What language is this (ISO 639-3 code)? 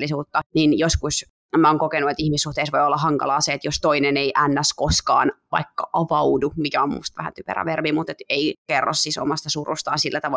fin